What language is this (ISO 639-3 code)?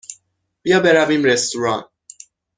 fas